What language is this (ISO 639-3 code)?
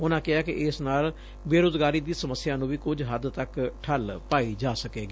pan